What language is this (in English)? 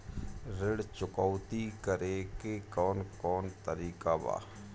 Bhojpuri